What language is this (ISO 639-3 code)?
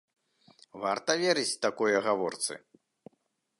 bel